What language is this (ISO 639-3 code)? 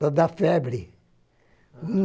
por